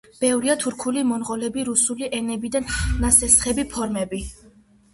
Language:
Georgian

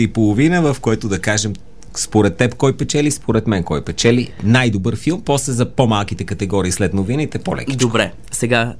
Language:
Bulgarian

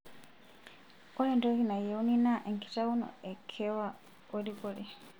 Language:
Masai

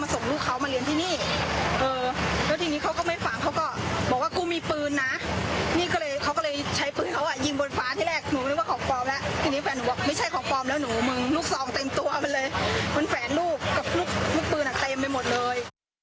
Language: Thai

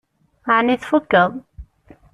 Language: Kabyle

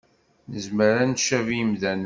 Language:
Kabyle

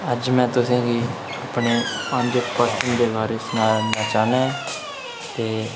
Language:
Dogri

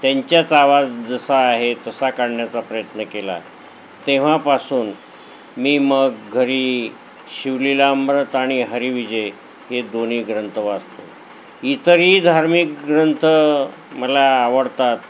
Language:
Marathi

